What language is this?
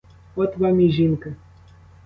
Ukrainian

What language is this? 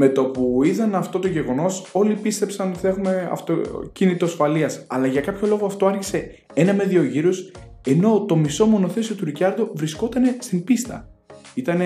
Greek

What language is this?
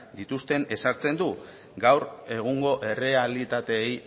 Basque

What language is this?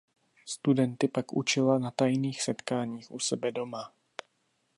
Czech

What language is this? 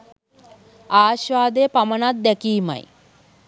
Sinhala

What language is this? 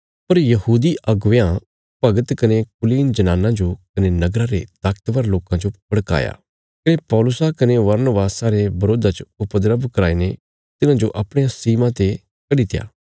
Bilaspuri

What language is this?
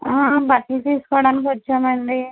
Telugu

